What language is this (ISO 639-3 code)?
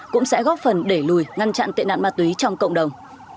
vie